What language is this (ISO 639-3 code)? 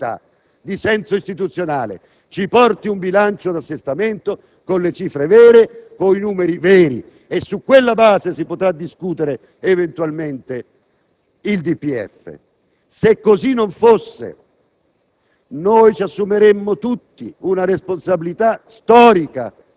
ita